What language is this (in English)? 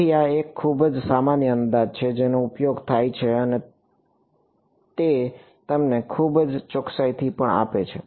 Gujarati